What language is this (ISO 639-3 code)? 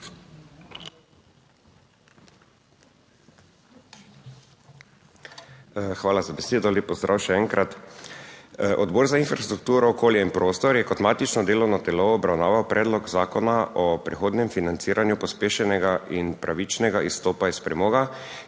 slv